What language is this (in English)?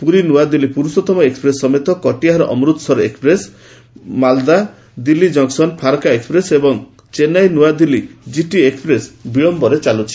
Odia